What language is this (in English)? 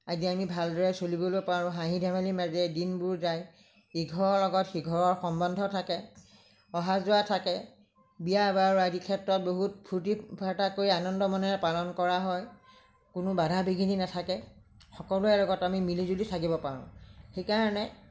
Assamese